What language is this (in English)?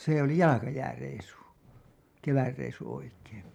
Finnish